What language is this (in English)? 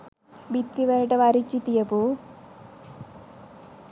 Sinhala